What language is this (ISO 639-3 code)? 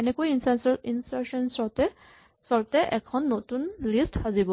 asm